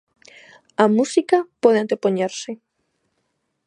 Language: Galician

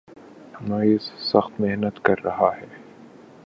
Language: Urdu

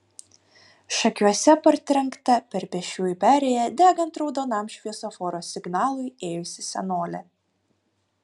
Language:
Lithuanian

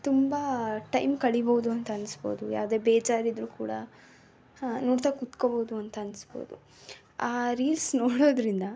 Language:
Kannada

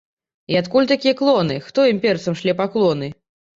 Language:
Belarusian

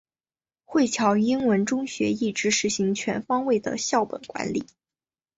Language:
Chinese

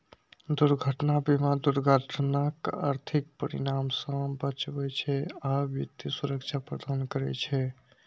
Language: Maithili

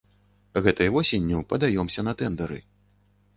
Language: Belarusian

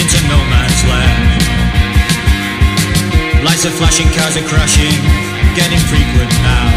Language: Greek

